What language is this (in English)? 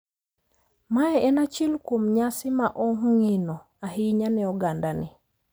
Luo (Kenya and Tanzania)